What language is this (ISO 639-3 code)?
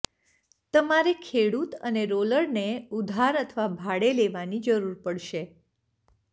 guj